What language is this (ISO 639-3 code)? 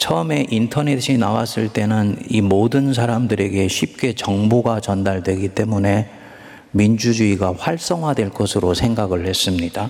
kor